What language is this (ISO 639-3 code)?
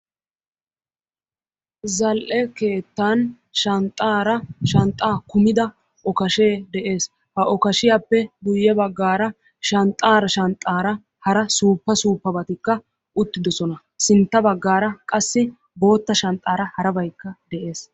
wal